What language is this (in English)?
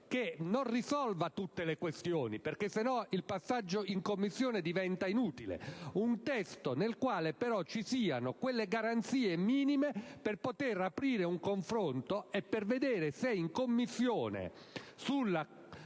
Italian